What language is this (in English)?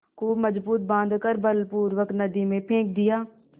Hindi